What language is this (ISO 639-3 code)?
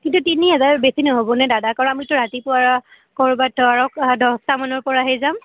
asm